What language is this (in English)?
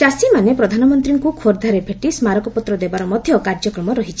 Odia